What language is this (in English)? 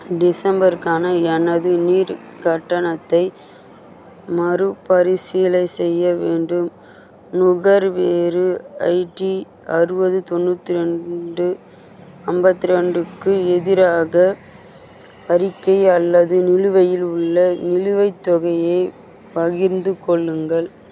Tamil